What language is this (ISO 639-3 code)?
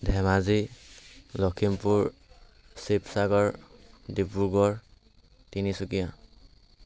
asm